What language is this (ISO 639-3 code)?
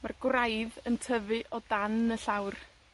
cym